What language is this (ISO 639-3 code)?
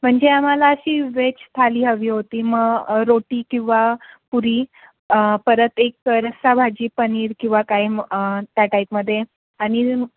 mar